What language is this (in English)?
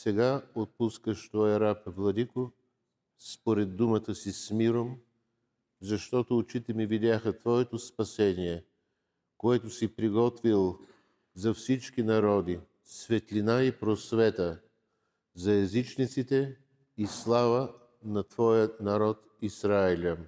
Bulgarian